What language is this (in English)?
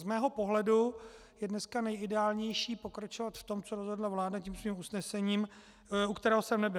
Czech